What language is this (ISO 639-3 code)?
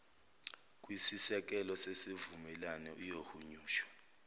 zul